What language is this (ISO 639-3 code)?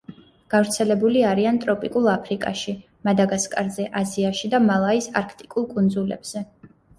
kat